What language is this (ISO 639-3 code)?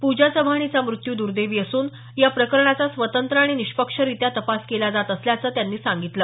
mar